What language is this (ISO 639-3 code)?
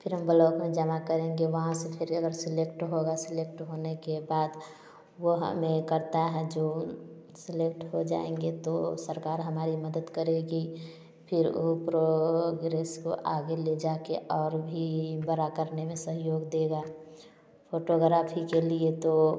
hin